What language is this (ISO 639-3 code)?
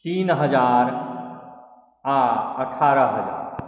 mai